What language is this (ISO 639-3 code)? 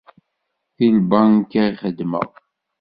kab